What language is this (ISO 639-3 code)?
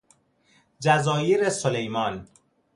fas